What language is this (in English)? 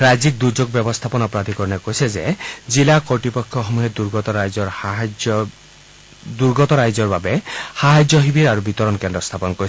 Assamese